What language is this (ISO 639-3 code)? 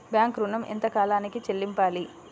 tel